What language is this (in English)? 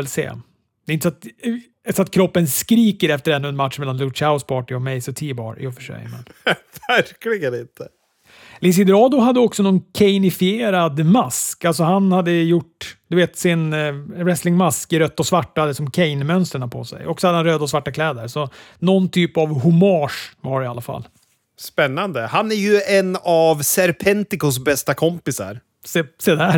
Swedish